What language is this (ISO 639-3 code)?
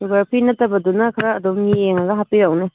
mni